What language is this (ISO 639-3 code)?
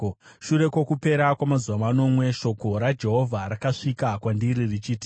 sna